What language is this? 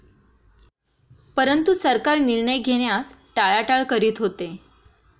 Marathi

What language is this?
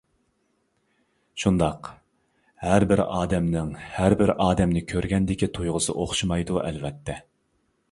Uyghur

